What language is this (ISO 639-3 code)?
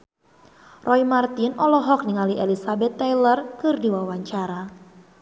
sun